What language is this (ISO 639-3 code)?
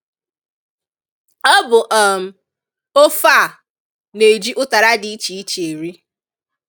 ibo